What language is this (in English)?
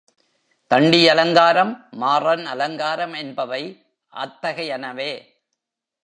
Tamil